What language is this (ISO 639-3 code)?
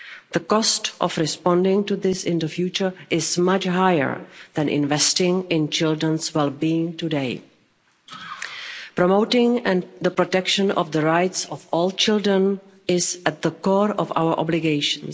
eng